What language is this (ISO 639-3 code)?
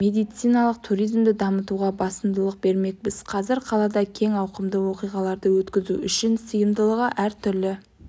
kaz